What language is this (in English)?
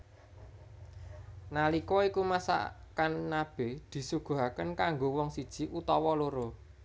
Javanese